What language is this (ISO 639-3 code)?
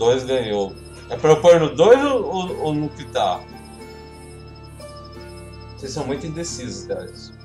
por